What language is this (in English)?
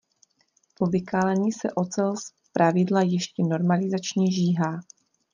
Czech